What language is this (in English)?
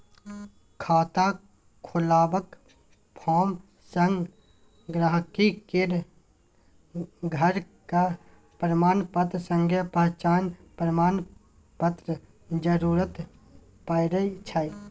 Maithili